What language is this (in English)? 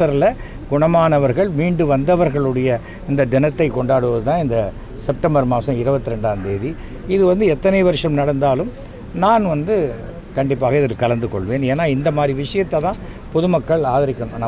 Thai